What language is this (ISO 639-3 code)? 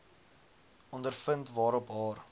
afr